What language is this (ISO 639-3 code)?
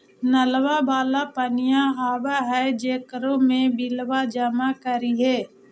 mag